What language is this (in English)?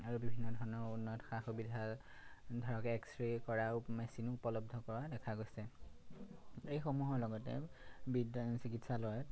Assamese